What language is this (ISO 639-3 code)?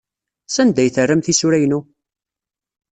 kab